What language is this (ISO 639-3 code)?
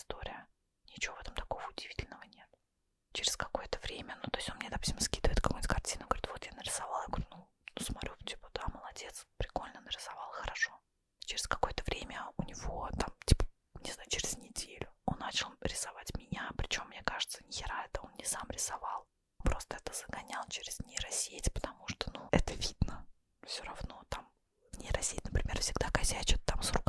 rus